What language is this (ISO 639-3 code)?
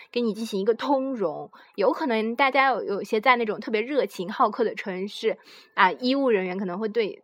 zho